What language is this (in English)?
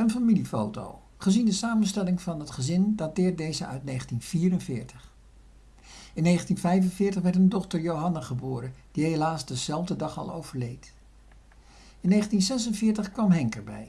Dutch